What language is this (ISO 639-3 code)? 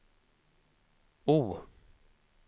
swe